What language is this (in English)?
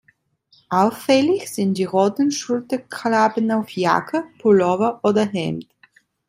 German